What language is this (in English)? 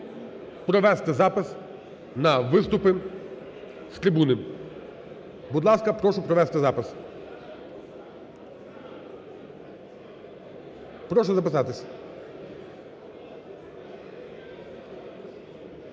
Ukrainian